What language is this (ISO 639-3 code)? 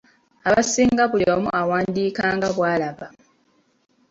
lug